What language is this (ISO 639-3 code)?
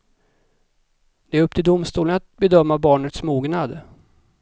swe